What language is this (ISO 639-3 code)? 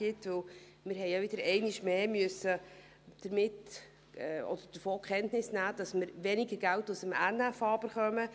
gsw